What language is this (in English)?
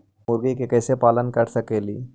Magahi